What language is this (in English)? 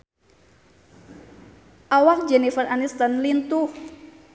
Sundanese